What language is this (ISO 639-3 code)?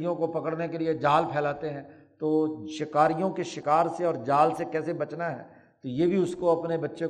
urd